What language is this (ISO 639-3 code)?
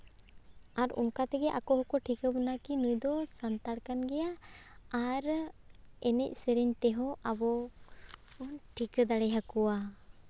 sat